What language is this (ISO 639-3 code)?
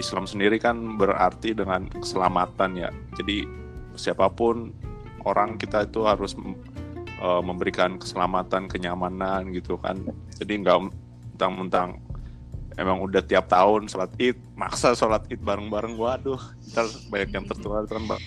ind